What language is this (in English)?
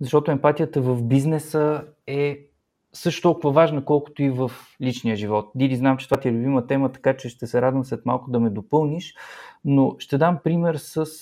Bulgarian